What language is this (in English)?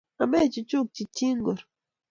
Kalenjin